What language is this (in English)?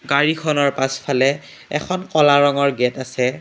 Assamese